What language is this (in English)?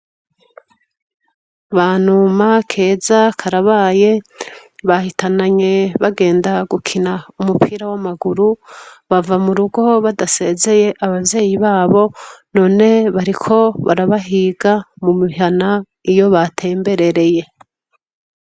Rundi